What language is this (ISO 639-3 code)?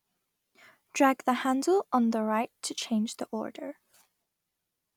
eng